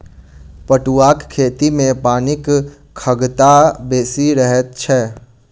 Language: Maithili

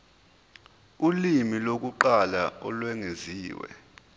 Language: Zulu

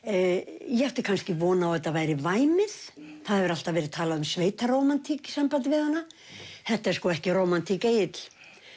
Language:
Icelandic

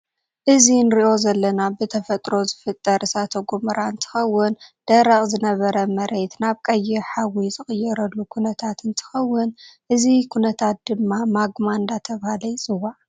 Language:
Tigrinya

